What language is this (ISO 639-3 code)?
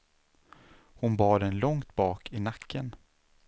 swe